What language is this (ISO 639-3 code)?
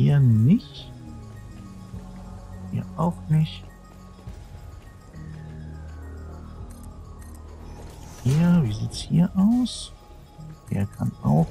deu